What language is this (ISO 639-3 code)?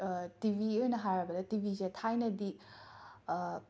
mni